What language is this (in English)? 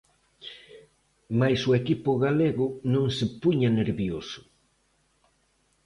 Galician